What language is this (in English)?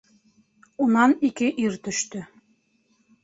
Bashkir